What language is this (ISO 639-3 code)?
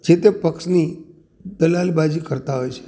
guj